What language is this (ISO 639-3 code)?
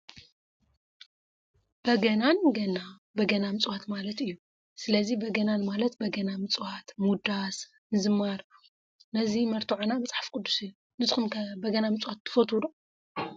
tir